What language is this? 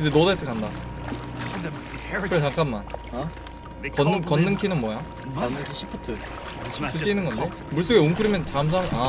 Korean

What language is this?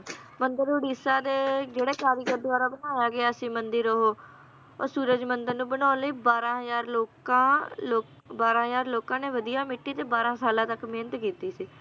Punjabi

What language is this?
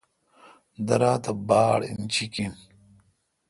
Kalkoti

